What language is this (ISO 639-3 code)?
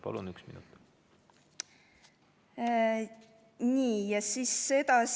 est